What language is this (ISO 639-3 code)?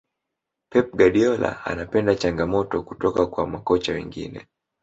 swa